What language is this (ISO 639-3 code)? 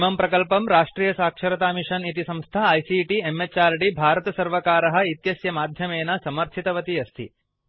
san